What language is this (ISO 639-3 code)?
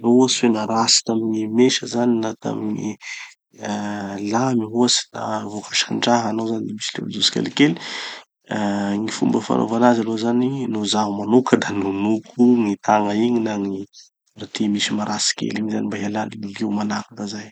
txy